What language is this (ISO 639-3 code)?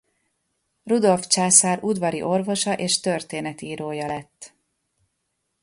hun